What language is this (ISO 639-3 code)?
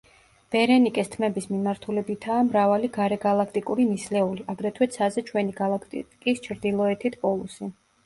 kat